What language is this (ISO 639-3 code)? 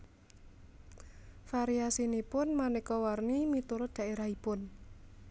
jav